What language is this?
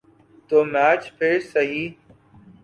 Urdu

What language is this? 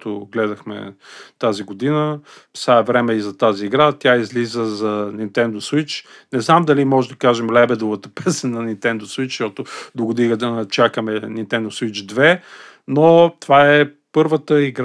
Bulgarian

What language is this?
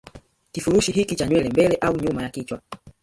Swahili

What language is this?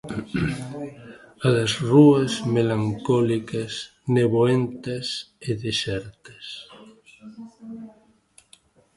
Galician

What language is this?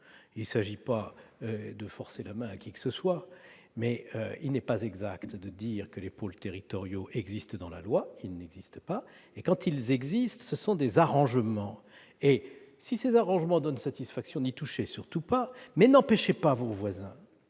French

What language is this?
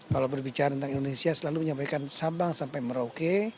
Indonesian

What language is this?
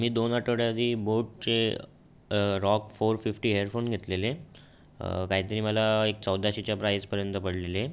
Marathi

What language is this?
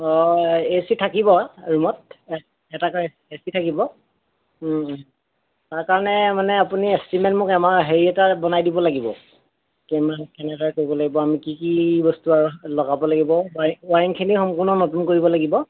Assamese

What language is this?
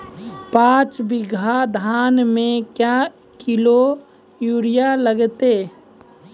Maithili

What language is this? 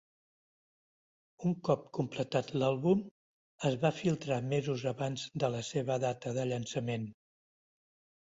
Catalan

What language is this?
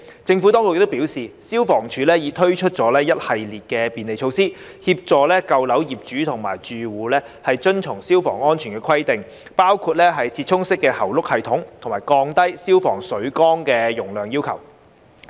Cantonese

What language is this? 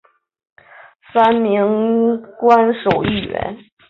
Chinese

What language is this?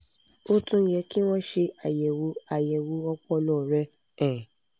Yoruba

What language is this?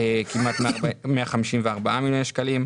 Hebrew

